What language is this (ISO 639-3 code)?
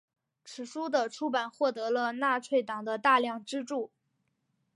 zho